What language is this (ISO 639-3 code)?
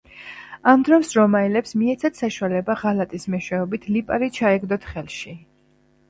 kat